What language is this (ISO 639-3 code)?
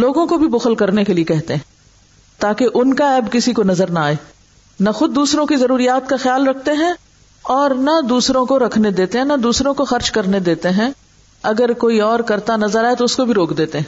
urd